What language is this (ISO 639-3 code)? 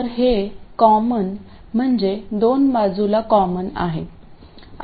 mar